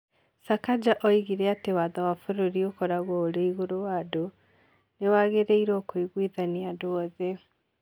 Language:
Kikuyu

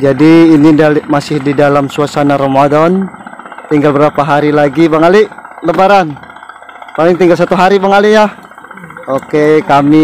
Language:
Indonesian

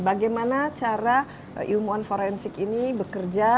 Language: Indonesian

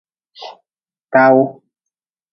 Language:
Nawdm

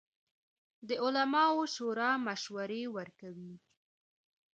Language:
Pashto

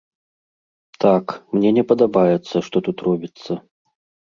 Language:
Belarusian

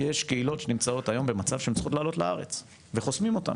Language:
Hebrew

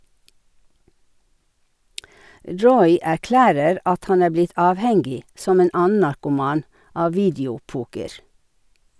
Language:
Norwegian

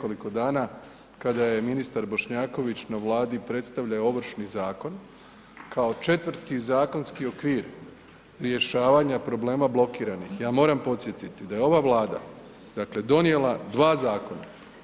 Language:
Croatian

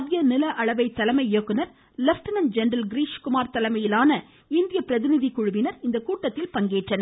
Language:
Tamil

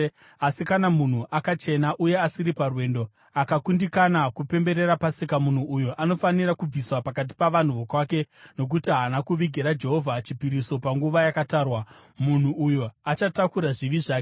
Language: Shona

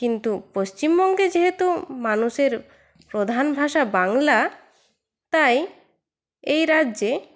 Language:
Bangla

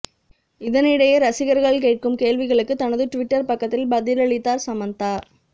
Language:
Tamil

